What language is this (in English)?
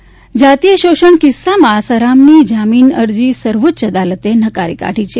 Gujarati